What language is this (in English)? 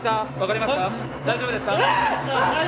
Japanese